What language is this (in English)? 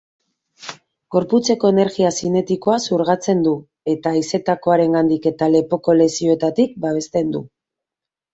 Basque